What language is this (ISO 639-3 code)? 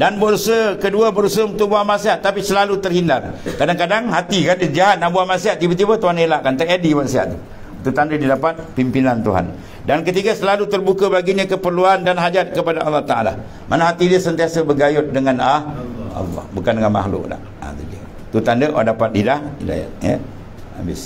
msa